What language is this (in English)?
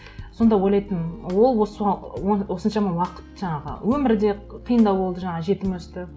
Kazakh